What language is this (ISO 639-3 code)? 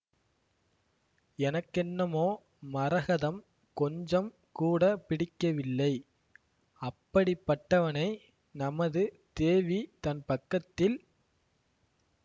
tam